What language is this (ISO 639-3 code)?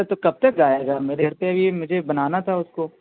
urd